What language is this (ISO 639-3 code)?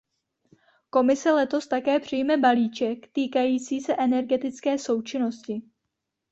ces